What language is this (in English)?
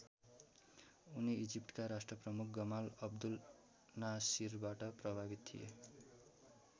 Nepali